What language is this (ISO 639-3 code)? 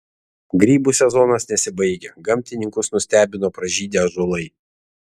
lit